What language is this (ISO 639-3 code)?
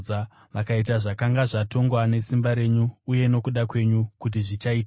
sna